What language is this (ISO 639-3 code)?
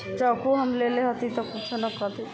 mai